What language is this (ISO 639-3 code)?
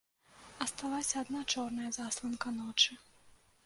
bel